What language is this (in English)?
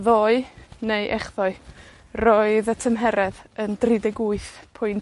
Welsh